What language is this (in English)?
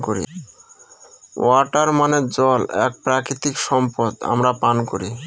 Bangla